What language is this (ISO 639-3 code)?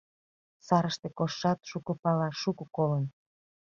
chm